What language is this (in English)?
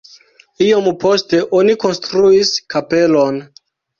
Esperanto